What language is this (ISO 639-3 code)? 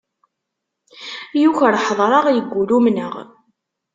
kab